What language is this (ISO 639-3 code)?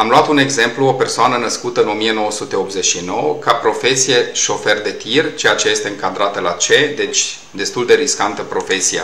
ron